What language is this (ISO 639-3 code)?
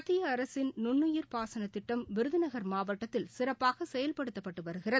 tam